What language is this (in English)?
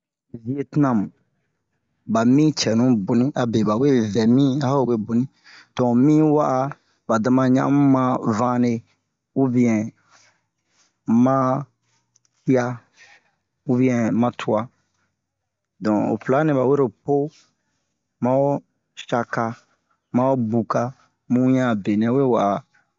Bomu